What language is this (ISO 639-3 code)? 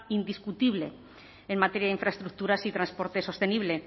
spa